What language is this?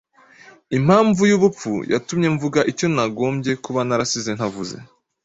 Kinyarwanda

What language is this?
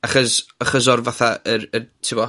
Welsh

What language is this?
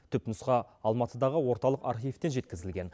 Kazakh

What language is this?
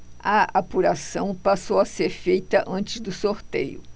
Portuguese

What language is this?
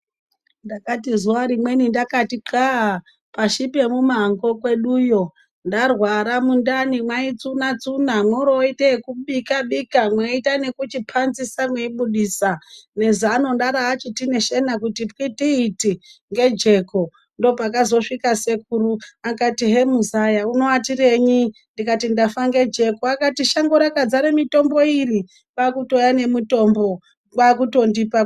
Ndau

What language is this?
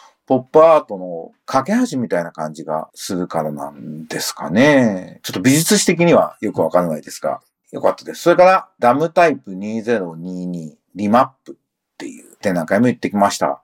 Japanese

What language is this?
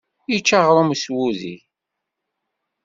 Kabyle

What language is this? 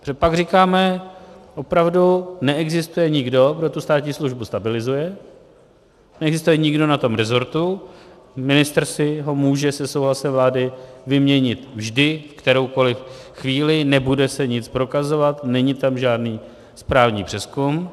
Czech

